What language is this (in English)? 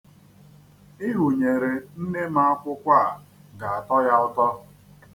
Igbo